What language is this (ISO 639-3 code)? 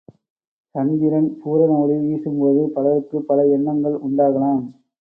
tam